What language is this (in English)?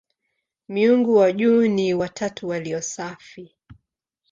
Swahili